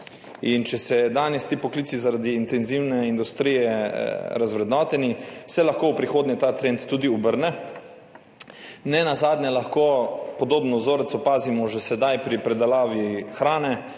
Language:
Slovenian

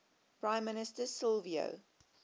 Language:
English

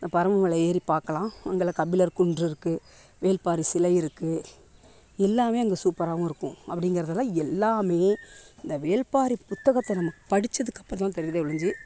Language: Tamil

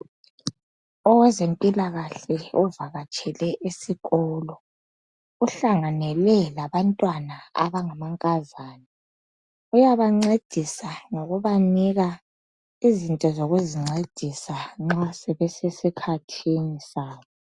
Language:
North Ndebele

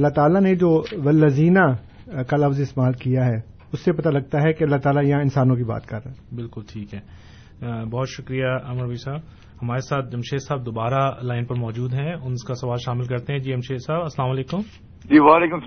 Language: Urdu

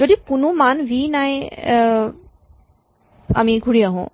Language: Assamese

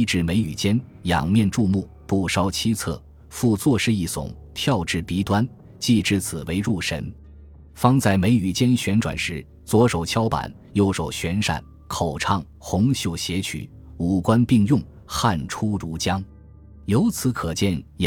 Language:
Chinese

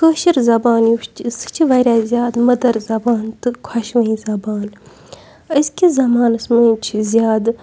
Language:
Kashmiri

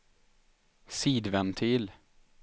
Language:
Swedish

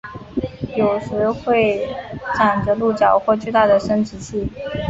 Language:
Chinese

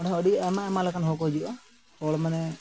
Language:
Santali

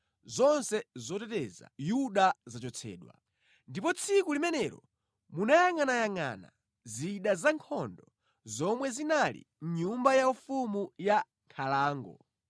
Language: Nyanja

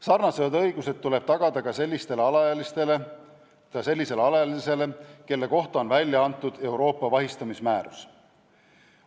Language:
Estonian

